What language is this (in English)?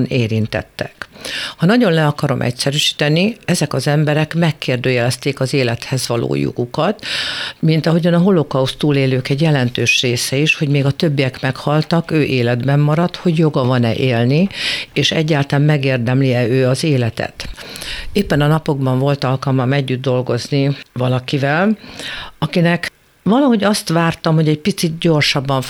Hungarian